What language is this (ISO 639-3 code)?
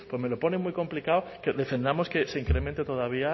spa